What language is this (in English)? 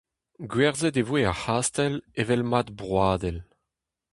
Breton